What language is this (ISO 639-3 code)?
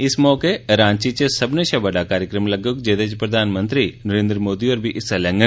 doi